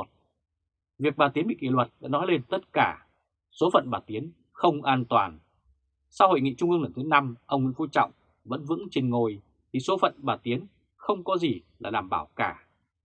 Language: Vietnamese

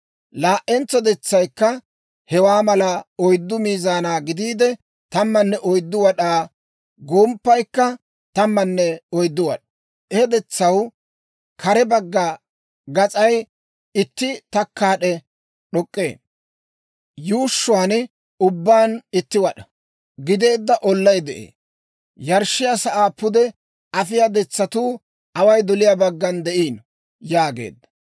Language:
Dawro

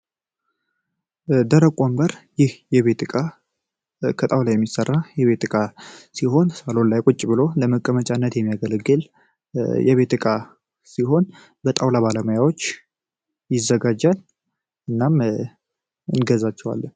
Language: Amharic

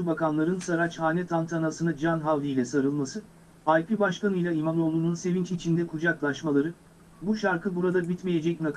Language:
Turkish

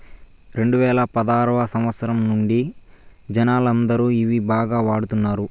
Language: Telugu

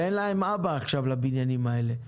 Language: Hebrew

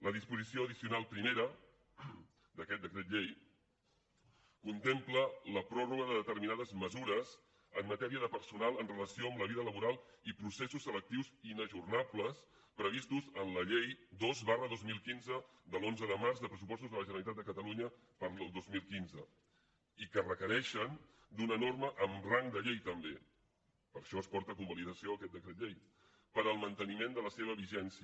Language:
Catalan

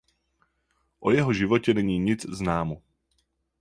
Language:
Czech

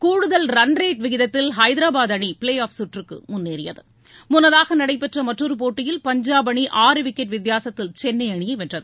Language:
Tamil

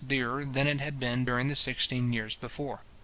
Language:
English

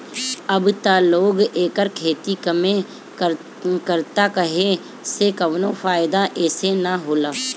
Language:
Bhojpuri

